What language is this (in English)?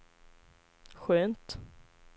Swedish